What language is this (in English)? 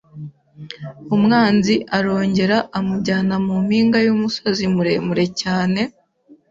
Kinyarwanda